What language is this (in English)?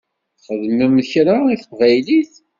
Kabyle